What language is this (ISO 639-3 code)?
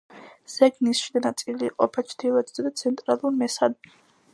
kat